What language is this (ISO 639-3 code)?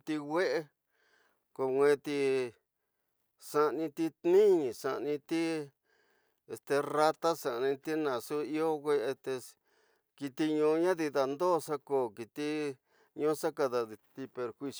mtx